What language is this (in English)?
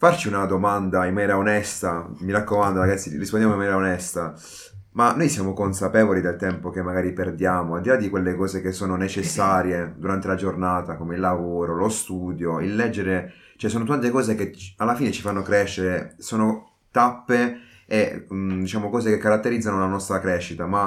Italian